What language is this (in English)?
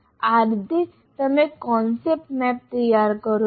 Gujarati